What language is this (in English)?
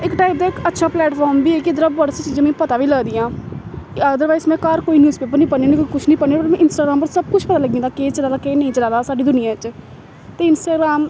Dogri